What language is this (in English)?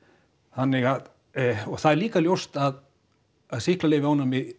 Icelandic